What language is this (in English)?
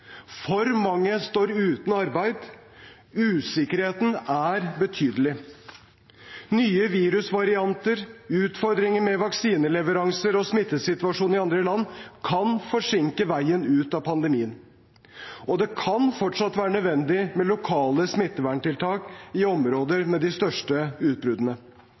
Norwegian Bokmål